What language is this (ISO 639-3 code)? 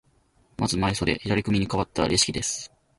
jpn